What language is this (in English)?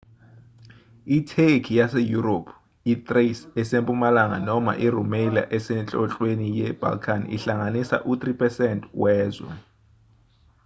Zulu